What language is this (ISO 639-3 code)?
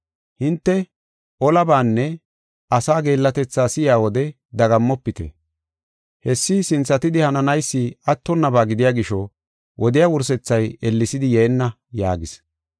gof